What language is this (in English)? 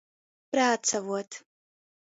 Latgalian